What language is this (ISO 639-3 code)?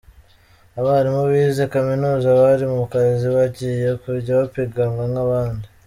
kin